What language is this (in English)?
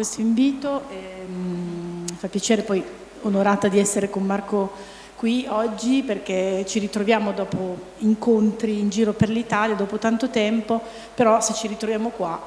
Italian